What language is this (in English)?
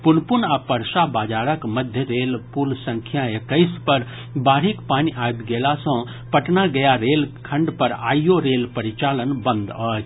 Maithili